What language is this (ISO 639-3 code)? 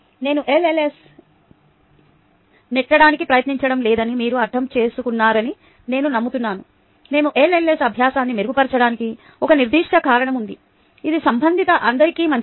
tel